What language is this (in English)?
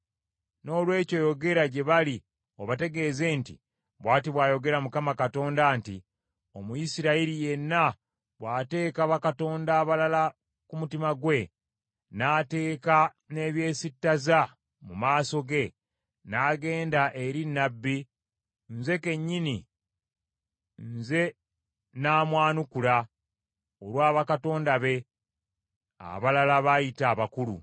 Ganda